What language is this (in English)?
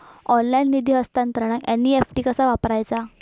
Marathi